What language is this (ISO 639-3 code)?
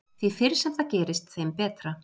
isl